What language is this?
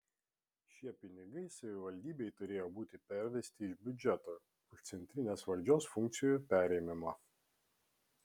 Lithuanian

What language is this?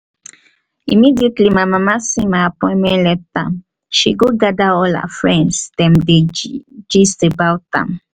Nigerian Pidgin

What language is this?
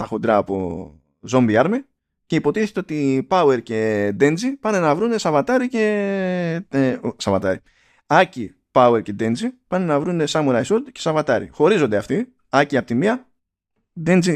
Greek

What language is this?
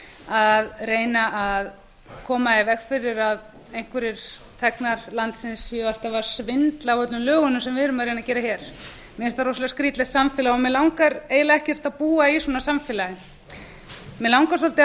Icelandic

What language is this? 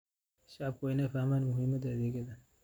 Somali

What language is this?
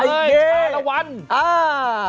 Thai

